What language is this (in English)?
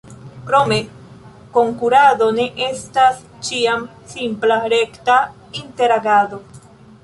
Esperanto